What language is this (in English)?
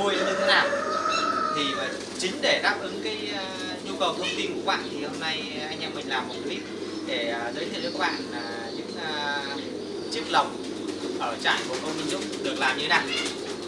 Vietnamese